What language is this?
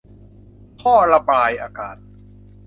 Thai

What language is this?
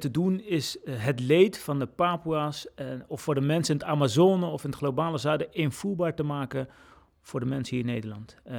Dutch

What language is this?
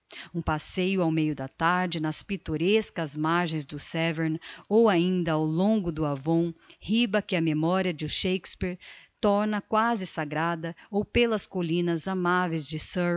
Portuguese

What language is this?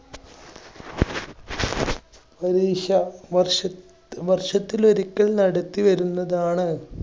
Malayalam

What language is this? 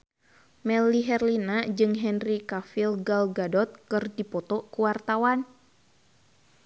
Sundanese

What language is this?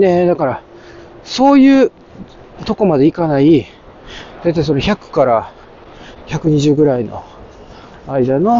Japanese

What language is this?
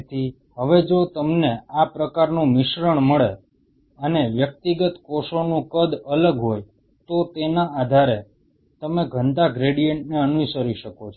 Gujarati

